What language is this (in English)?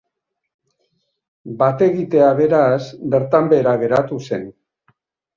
Basque